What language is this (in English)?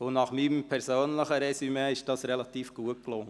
Swiss German